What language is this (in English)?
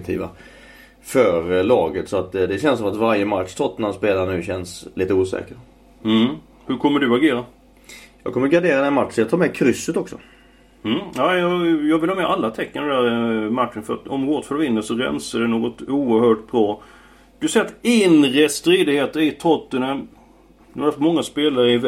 Swedish